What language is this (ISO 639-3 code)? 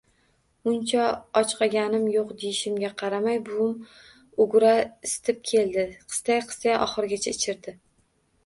uzb